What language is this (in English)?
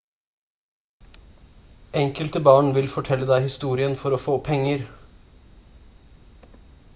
Norwegian Bokmål